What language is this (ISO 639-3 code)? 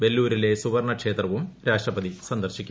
mal